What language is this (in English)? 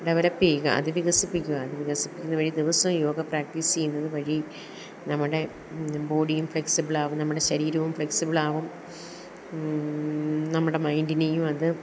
Malayalam